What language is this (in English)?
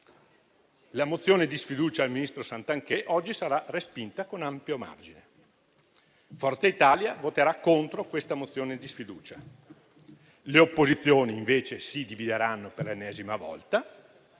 Italian